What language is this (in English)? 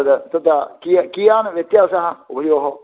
Sanskrit